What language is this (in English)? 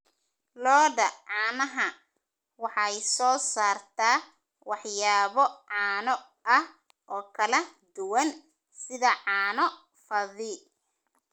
Somali